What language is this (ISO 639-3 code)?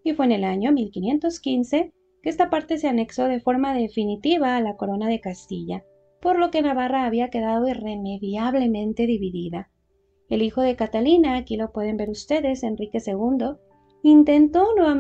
spa